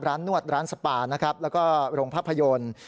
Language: Thai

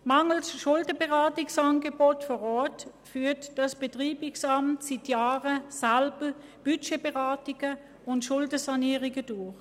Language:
Swiss German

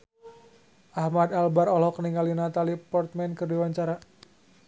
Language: Sundanese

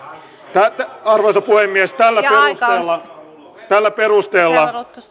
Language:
Finnish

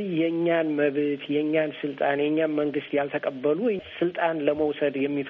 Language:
Amharic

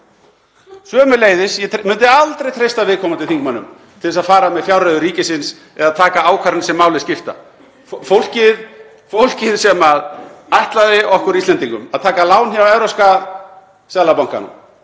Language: Icelandic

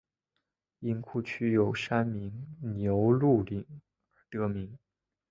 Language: Chinese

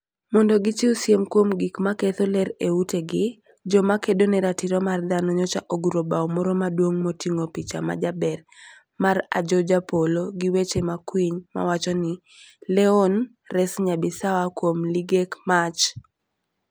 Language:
Luo (Kenya and Tanzania)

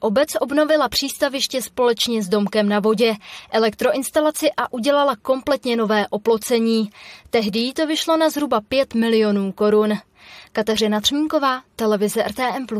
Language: Czech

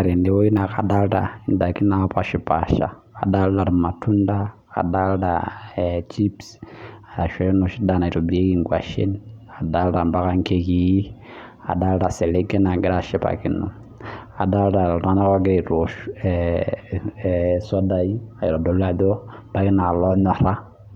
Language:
Masai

